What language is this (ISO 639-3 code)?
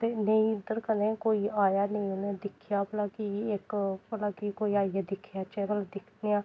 doi